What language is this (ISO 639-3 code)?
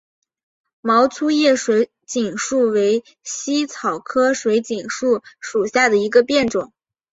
zho